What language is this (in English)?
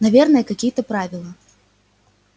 Russian